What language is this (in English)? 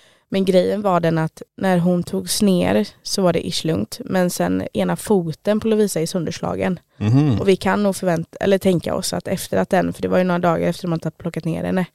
Swedish